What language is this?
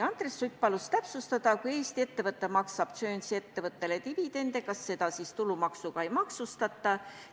Estonian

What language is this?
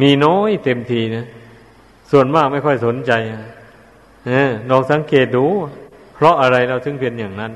Thai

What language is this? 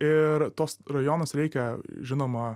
Lithuanian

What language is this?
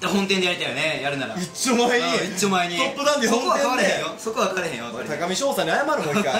Japanese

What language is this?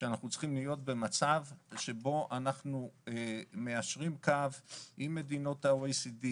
Hebrew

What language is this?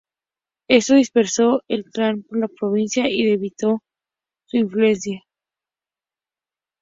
Spanish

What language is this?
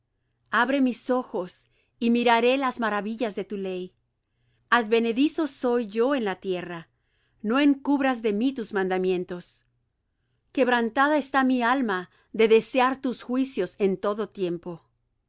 Spanish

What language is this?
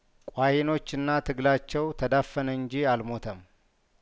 Amharic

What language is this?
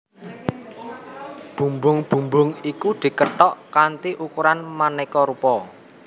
Javanese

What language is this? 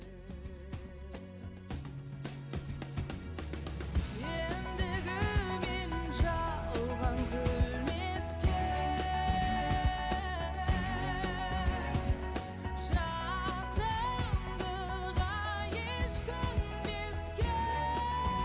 Kazakh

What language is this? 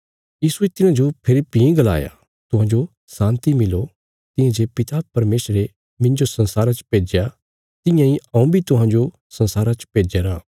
Bilaspuri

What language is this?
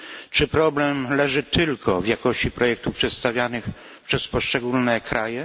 Polish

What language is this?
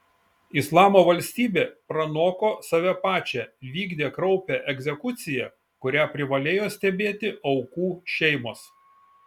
Lithuanian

